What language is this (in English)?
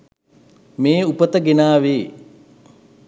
Sinhala